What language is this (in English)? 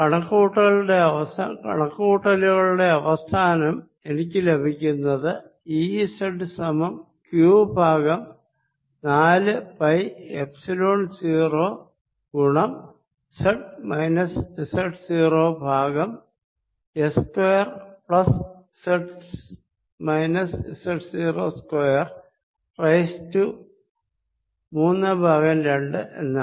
Malayalam